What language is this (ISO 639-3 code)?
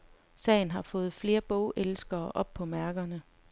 dan